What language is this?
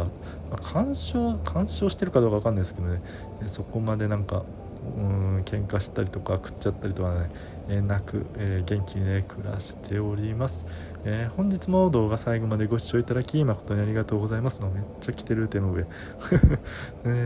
Japanese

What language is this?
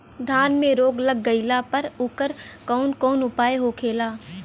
Bhojpuri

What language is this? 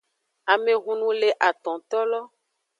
Aja (Benin)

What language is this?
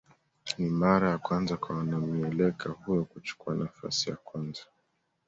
Swahili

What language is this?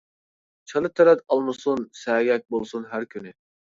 Uyghur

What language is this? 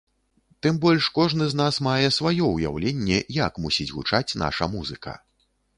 Belarusian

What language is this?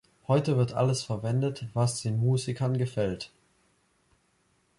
German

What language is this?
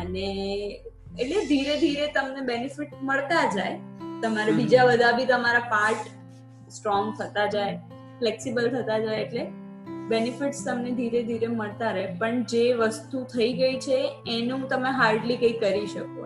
Gujarati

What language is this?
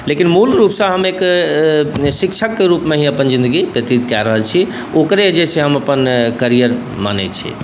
Maithili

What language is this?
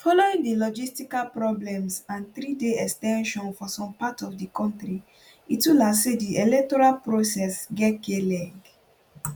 Nigerian Pidgin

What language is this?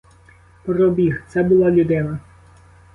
Ukrainian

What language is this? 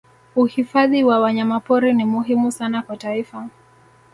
Swahili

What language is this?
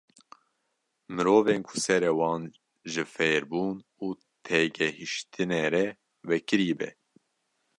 Kurdish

